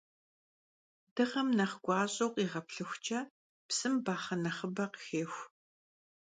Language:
Kabardian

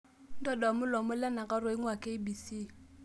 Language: Masai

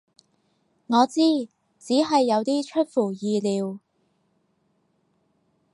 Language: Cantonese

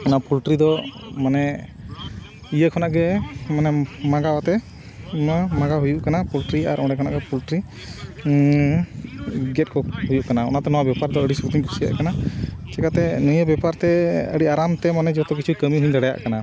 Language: Santali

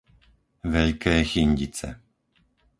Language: Slovak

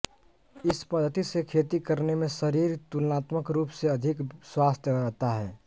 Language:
Hindi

